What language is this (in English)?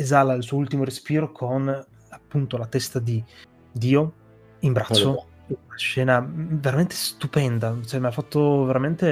Italian